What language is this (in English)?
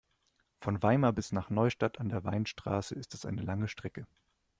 German